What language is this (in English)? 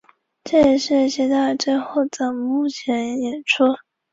Chinese